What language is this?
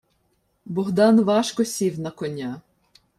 Ukrainian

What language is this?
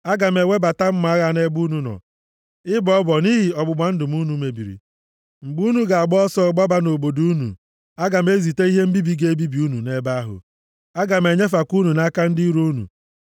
Igbo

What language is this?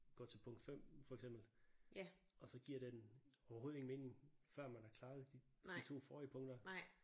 Danish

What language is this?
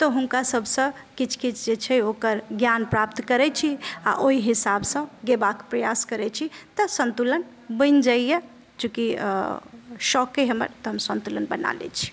Maithili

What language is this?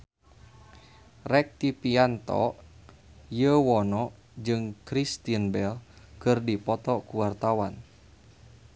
Sundanese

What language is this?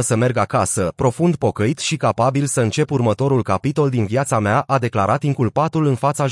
Romanian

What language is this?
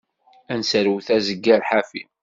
Kabyle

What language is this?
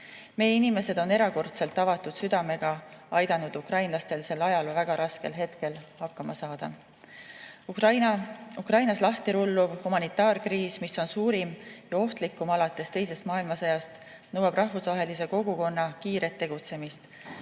Estonian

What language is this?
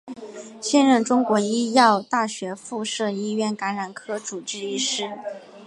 Chinese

